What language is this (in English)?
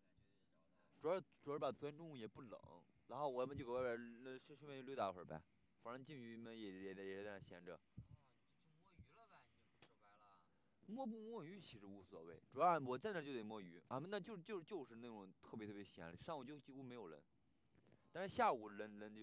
Chinese